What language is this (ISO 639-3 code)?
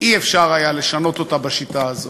heb